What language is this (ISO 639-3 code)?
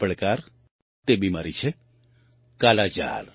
guj